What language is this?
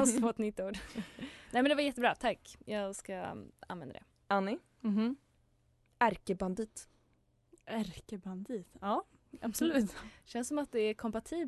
Swedish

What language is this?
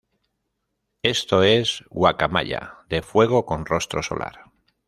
Spanish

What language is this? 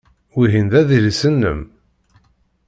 Kabyle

